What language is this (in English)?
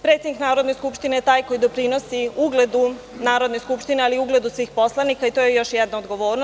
Serbian